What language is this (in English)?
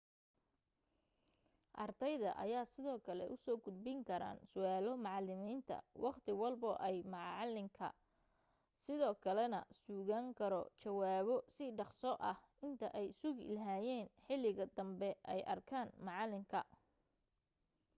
Somali